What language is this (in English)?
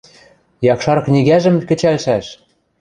Western Mari